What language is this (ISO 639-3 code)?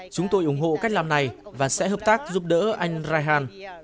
vie